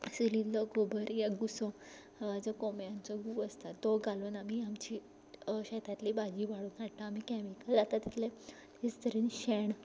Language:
Konkani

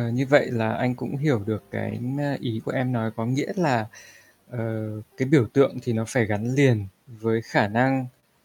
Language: Vietnamese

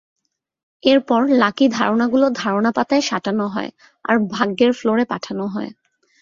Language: Bangla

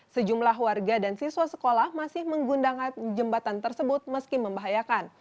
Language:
Indonesian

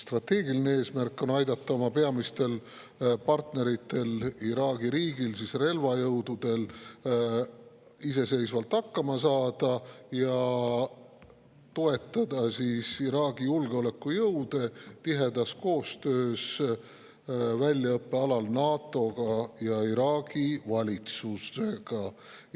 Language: Estonian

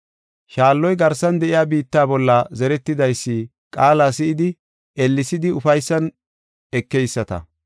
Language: Gofa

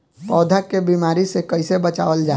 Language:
Bhojpuri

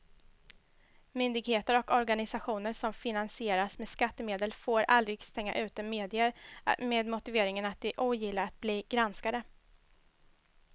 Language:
Swedish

